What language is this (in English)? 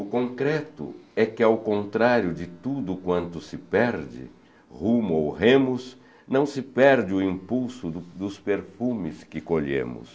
Portuguese